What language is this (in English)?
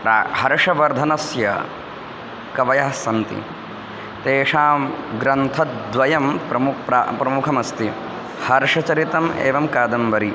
Sanskrit